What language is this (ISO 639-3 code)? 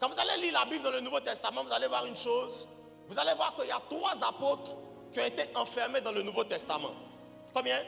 fra